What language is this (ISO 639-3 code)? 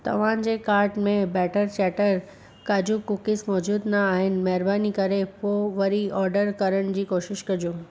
snd